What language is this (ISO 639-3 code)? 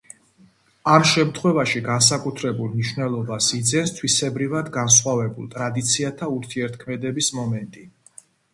kat